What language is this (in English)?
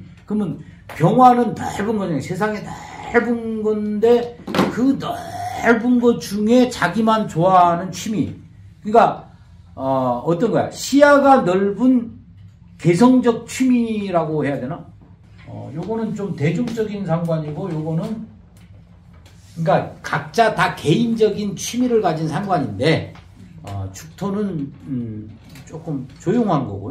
Korean